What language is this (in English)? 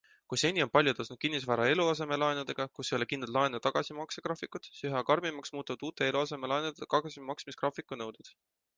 Estonian